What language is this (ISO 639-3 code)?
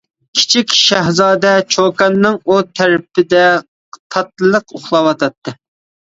uig